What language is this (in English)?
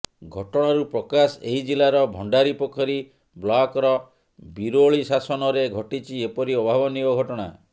Odia